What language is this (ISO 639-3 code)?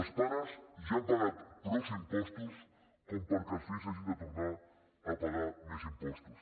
cat